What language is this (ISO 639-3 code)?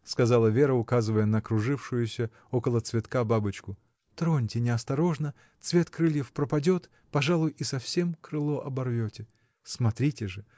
rus